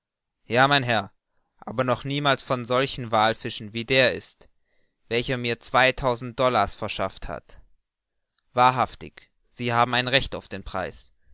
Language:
German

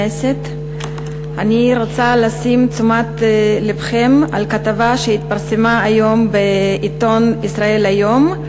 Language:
Hebrew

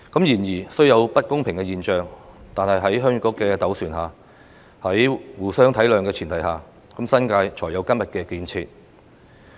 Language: Cantonese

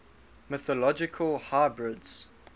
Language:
English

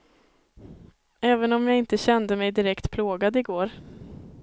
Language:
Swedish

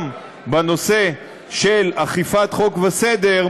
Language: Hebrew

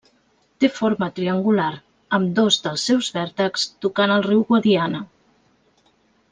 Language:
Catalan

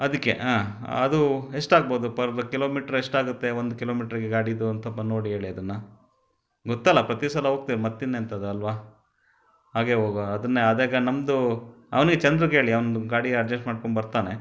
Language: Kannada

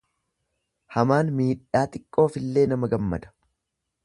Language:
Oromo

